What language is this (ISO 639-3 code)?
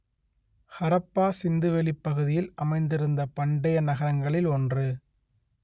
tam